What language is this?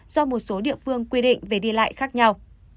Vietnamese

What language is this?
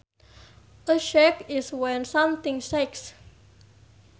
Sundanese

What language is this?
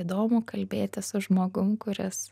Lithuanian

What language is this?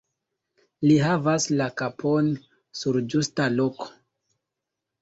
Esperanto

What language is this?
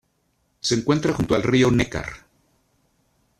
Spanish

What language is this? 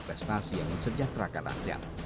Indonesian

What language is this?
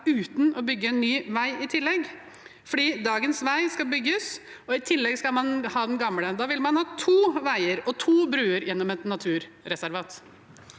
Norwegian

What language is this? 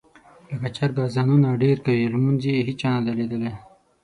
Pashto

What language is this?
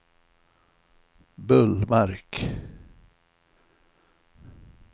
Swedish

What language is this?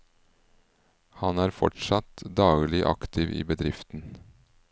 Norwegian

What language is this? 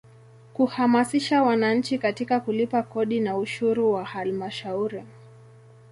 Swahili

